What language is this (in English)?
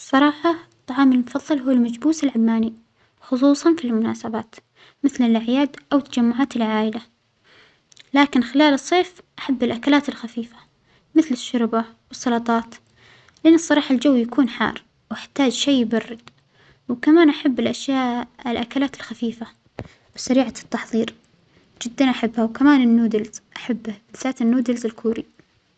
Omani Arabic